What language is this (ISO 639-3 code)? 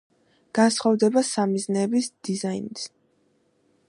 kat